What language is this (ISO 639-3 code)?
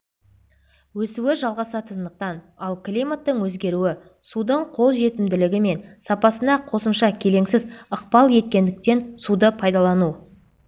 kaz